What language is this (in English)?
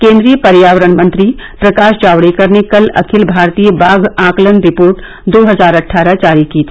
Hindi